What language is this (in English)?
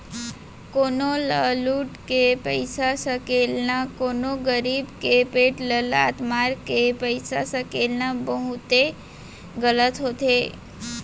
Chhattisgarhi